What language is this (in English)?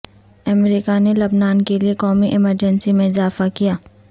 Urdu